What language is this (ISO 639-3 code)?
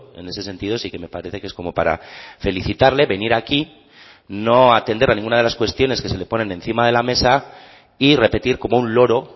spa